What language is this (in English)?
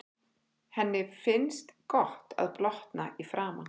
Icelandic